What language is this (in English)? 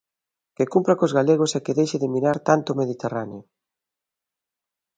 Galician